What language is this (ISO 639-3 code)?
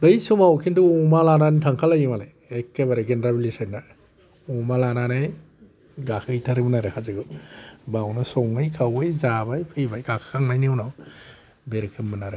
brx